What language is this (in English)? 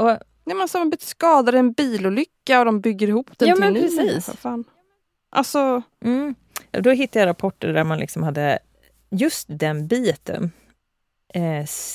Swedish